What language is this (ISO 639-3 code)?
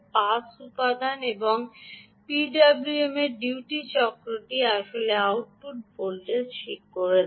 ben